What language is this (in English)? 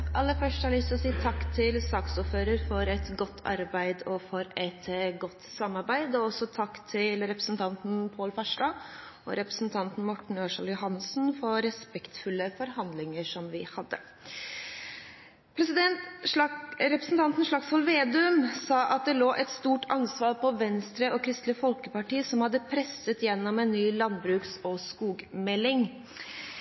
Norwegian